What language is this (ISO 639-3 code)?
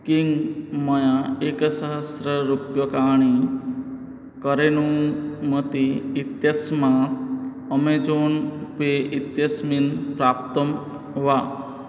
san